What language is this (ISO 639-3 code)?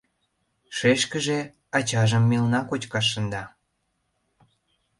chm